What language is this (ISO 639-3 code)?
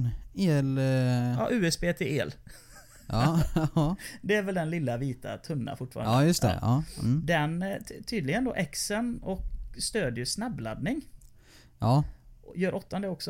swe